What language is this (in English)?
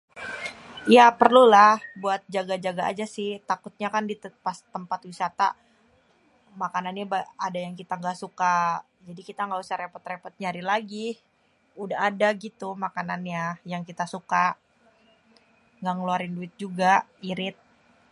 Betawi